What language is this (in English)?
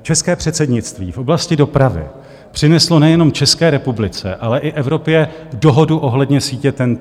Czech